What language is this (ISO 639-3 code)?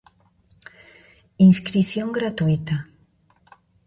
glg